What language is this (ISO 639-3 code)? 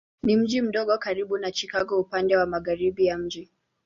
swa